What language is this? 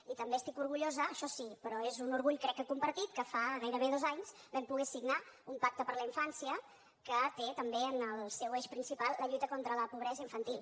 Catalan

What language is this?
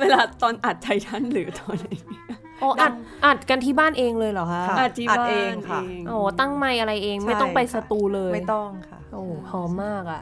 Thai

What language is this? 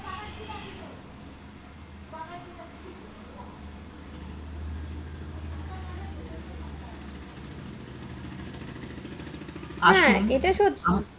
Bangla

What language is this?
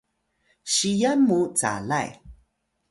Atayal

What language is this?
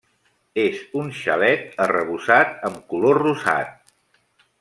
Catalan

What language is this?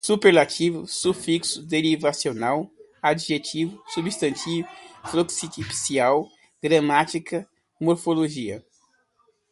Portuguese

